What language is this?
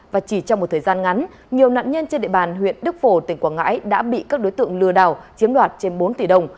Vietnamese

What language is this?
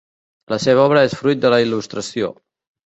Catalan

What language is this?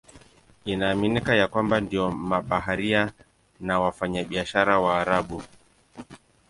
Swahili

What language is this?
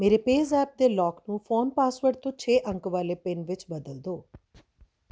Punjabi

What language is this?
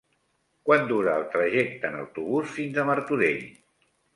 Catalan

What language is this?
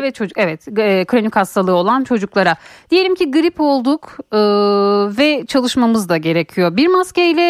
Turkish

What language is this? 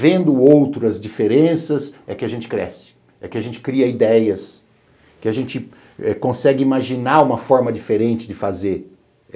Portuguese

